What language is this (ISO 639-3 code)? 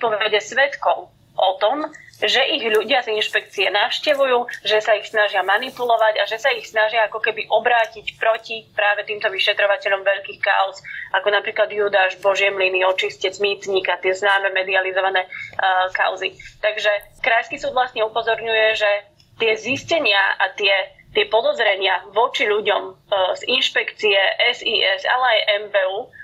slk